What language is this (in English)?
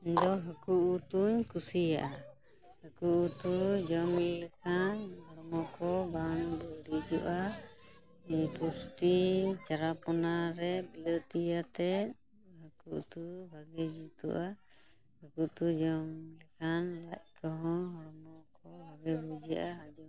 Santali